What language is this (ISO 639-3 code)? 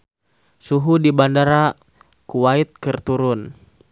sun